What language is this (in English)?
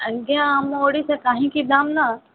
Odia